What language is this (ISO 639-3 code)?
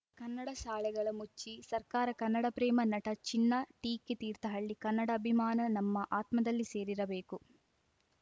kan